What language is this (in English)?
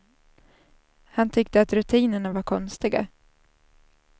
Swedish